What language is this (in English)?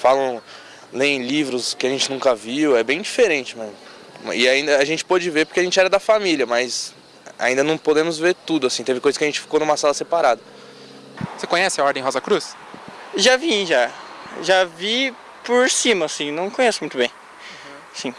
Portuguese